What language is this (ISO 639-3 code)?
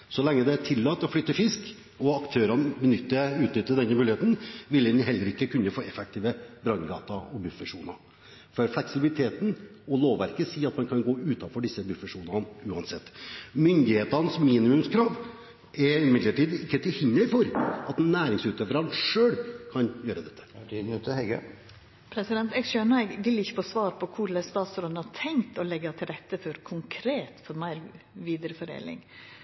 nor